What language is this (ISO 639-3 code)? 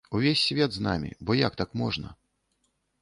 bel